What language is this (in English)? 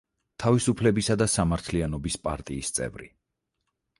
Georgian